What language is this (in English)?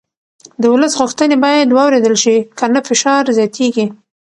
Pashto